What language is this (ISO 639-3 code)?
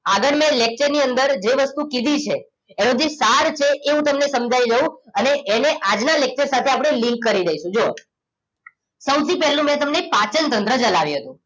guj